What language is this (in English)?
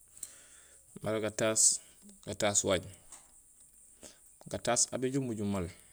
Gusilay